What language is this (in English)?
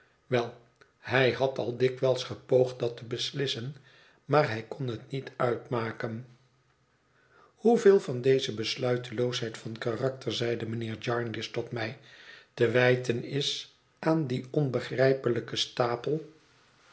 Dutch